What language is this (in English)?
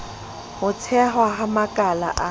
Southern Sotho